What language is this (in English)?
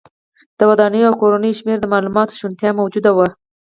Pashto